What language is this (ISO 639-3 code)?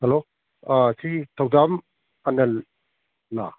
mni